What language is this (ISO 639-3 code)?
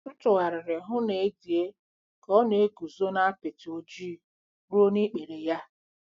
ibo